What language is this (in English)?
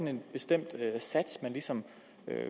Danish